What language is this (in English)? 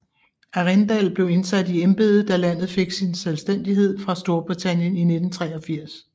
Danish